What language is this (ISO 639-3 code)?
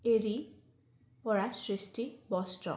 asm